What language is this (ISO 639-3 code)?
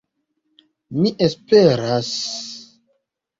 epo